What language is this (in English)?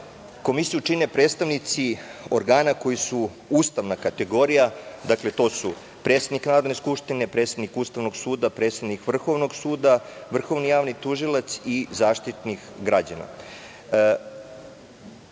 Serbian